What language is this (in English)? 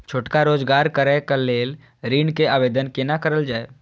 Maithili